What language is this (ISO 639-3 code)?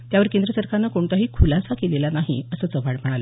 mar